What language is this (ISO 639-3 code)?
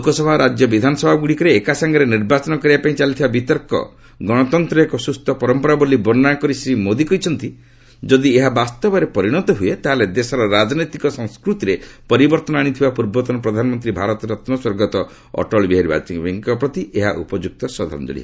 ori